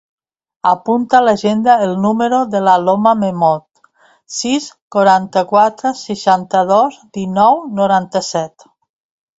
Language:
Catalan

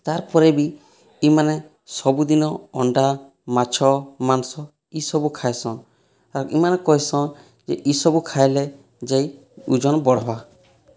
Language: Odia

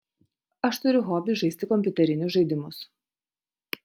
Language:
Lithuanian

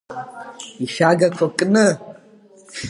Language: Abkhazian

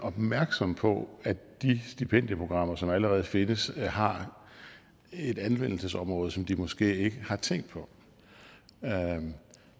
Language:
Danish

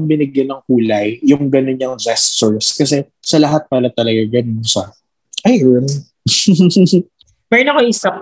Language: Filipino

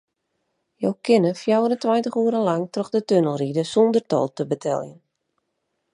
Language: Western Frisian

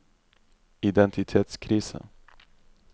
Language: Norwegian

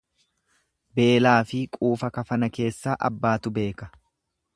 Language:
Oromo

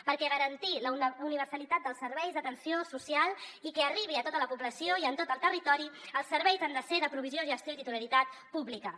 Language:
Catalan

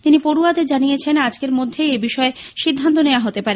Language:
Bangla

